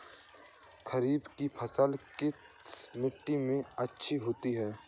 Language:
Hindi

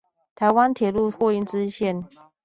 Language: Chinese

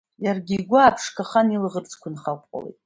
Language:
Abkhazian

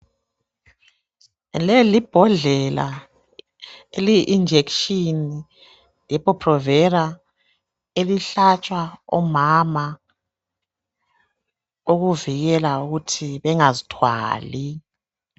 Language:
North Ndebele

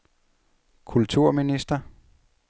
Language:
Danish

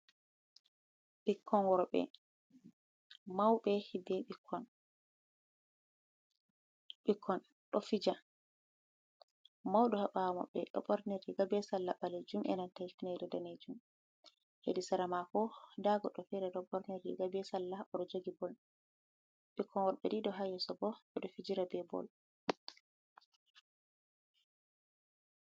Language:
Fula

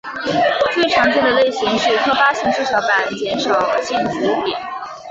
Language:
Chinese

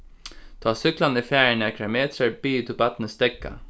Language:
Faroese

